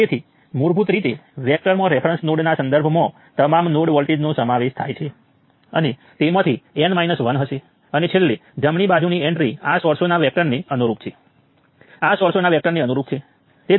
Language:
Gujarati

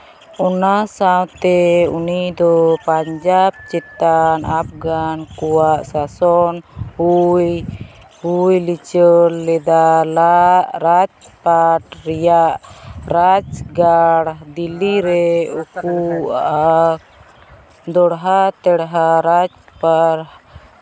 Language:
Santali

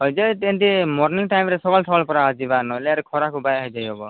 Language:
Odia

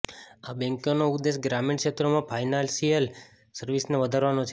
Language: Gujarati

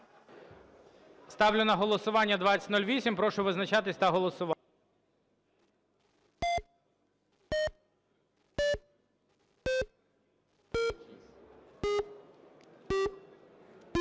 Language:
Ukrainian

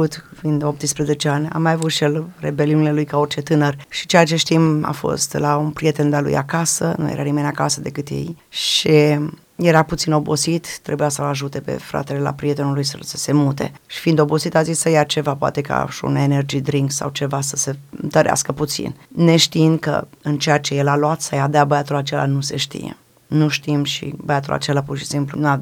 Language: Romanian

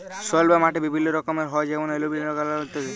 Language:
Bangla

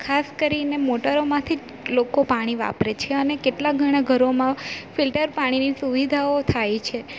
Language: Gujarati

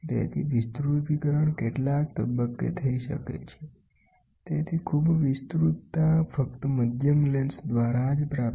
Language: Gujarati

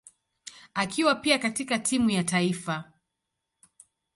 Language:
Swahili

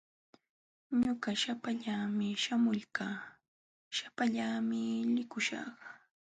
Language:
Jauja Wanca Quechua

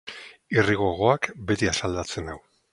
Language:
Basque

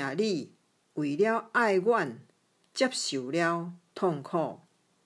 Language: Chinese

